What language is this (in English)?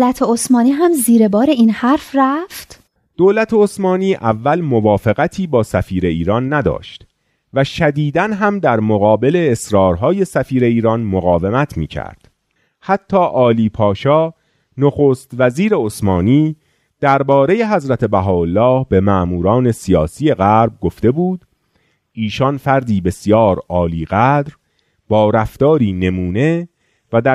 Persian